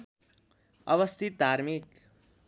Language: Nepali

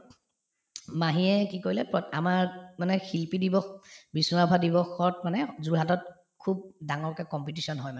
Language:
Assamese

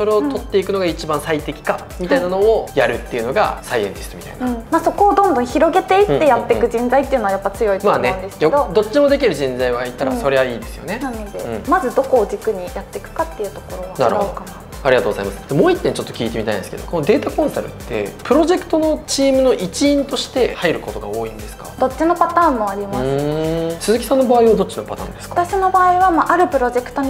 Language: Japanese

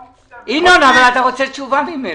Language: Hebrew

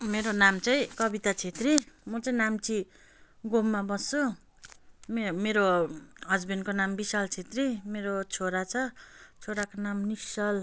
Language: Nepali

